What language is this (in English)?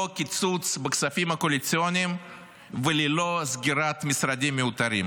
Hebrew